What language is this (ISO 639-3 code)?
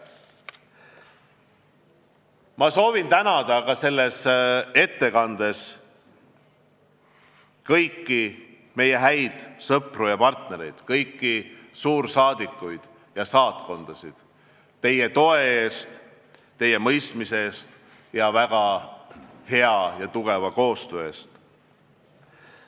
est